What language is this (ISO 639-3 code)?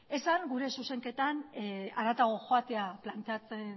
eus